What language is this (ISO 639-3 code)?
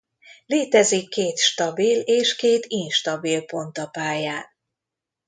hun